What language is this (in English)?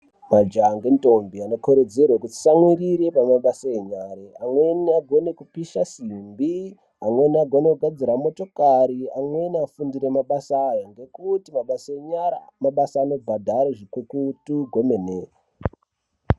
Ndau